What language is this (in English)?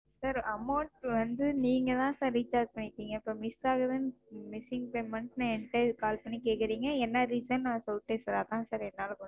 Tamil